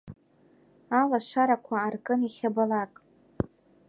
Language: Abkhazian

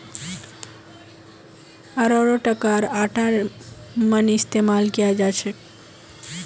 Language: Magahi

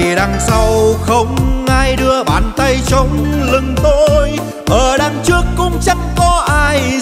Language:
Vietnamese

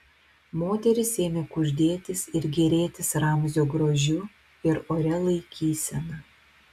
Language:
Lithuanian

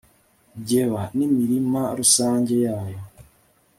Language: Kinyarwanda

